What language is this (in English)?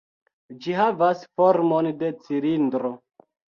Esperanto